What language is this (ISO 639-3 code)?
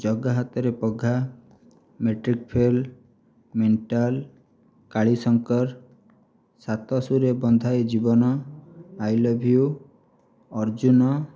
ori